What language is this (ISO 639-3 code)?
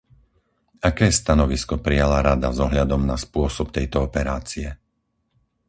slk